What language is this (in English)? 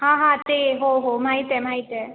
Marathi